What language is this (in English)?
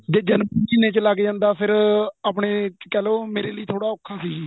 Punjabi